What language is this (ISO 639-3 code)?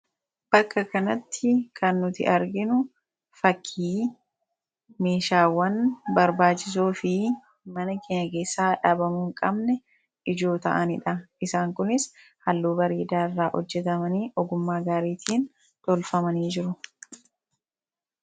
orm